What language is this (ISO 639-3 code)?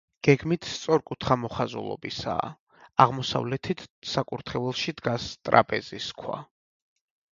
kat